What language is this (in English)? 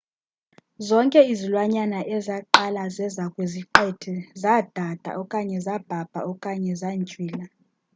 Xhosa